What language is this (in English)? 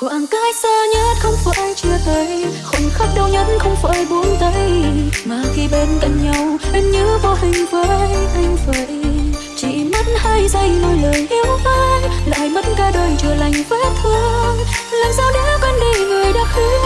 Vietnamese